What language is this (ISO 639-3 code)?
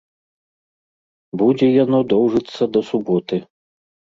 bel